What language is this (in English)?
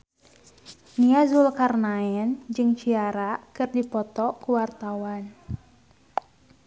Sundanese